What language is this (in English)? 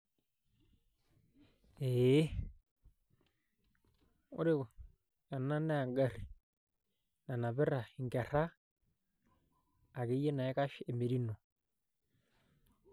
Masai